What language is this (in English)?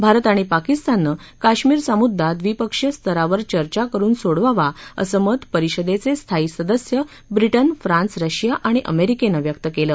Marathi